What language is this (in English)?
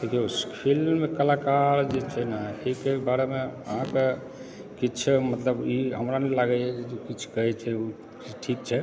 Maithili